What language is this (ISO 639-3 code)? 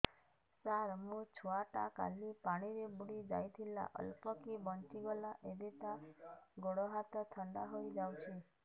ori